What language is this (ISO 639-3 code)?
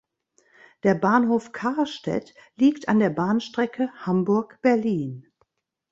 deu